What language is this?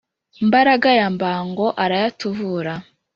Kinyarwanda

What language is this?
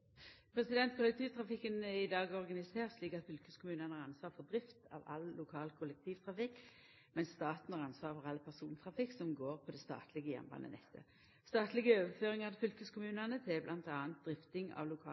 Norwegian Nynorsk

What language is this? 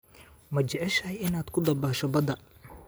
Somali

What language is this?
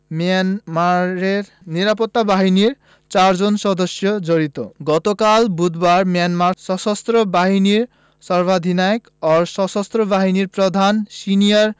Bangla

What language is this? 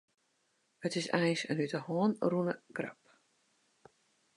Western Frisian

